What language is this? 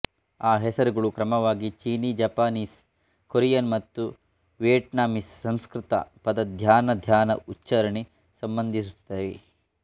Kannada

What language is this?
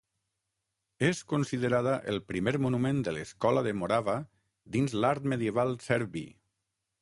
Catalan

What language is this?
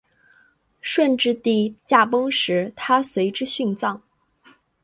Chinese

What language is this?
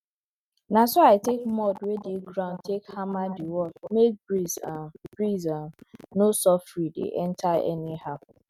Nigerian Pidgin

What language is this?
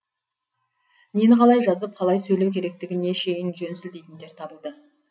Kazakh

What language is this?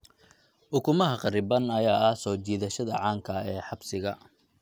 Somali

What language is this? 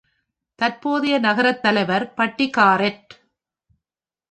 Tamil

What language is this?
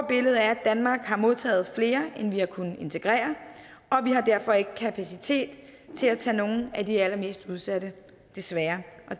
Danish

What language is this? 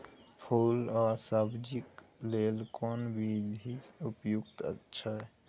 Maithili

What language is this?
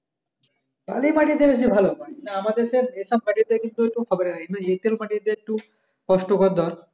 Bangla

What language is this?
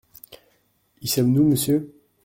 French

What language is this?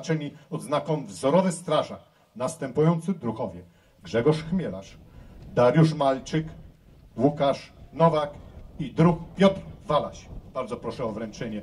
Polish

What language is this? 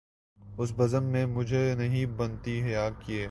Urdu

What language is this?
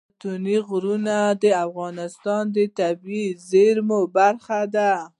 Pashto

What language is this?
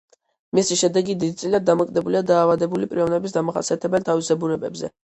Georgian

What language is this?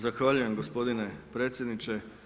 Croatian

